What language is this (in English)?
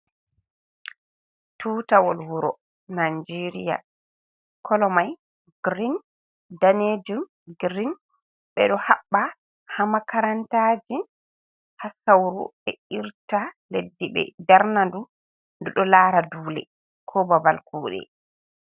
Fula